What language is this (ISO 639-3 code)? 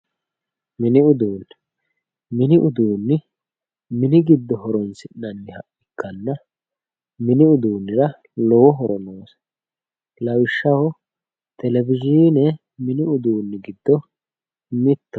sid